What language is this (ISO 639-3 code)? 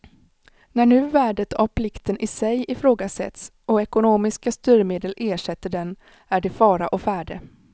swe